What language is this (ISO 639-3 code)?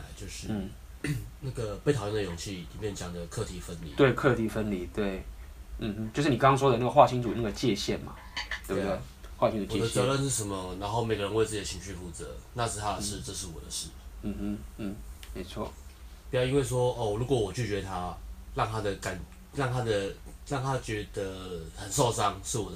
zho